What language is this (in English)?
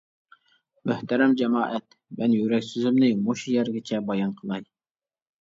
Uyghur